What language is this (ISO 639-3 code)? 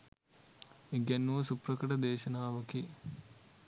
sin